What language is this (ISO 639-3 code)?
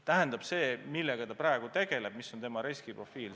est